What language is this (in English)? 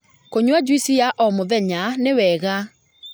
Kikuyu